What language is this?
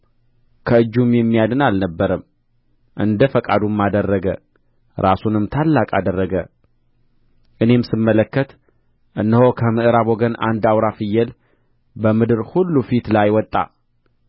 Amharic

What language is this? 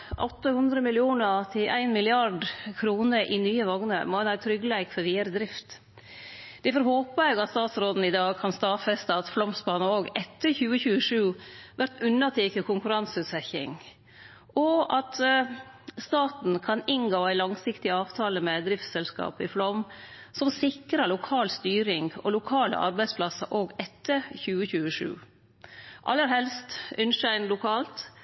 Norwegian Nynorsk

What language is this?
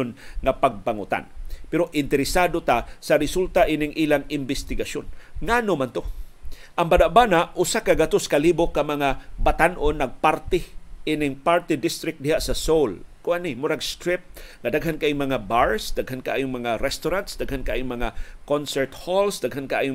Filipino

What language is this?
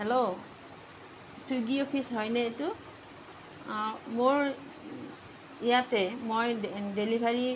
Assamese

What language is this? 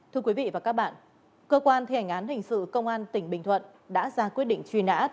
Vietnamese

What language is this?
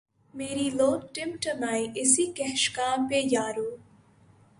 Urdu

